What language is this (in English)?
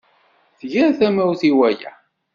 Kabyle